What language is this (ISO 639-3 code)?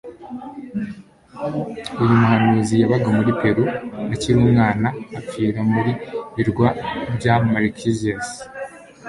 kin